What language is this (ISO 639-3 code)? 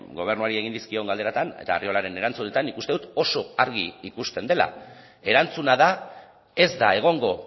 eus